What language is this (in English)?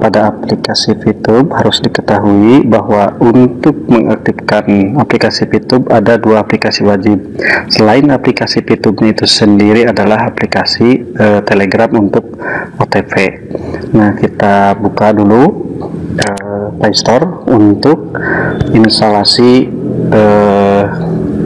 Indonesian